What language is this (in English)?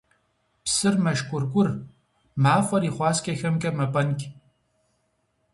Kabardian